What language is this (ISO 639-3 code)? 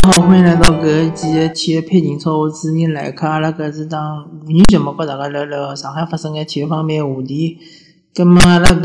zho